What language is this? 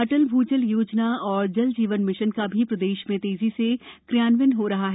Hindi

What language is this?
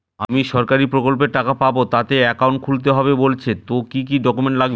Bangla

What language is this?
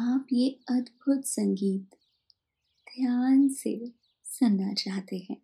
Hindi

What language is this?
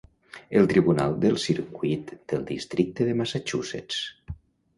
Catalan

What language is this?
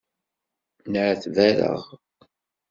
Kabyle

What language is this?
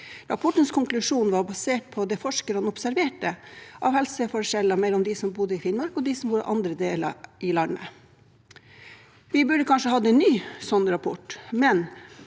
Norwegian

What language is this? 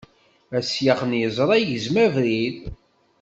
Kabyle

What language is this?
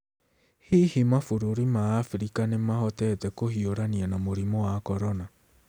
Kikuyu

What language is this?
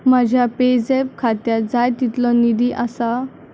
Konkani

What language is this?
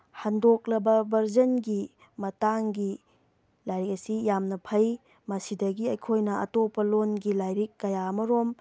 Manipuri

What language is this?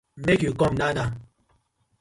Nigerian Pidgin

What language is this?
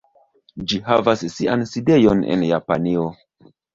Esperanto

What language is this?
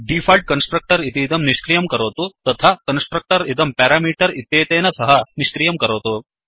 Sanskrit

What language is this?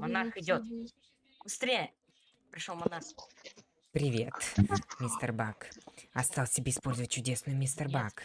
Russian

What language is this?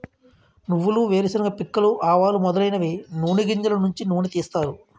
Telugu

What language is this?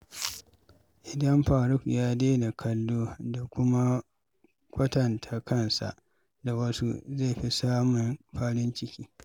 Hausa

